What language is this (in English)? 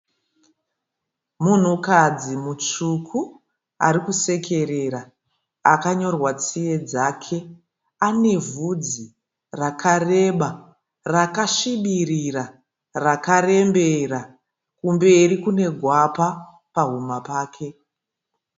Shona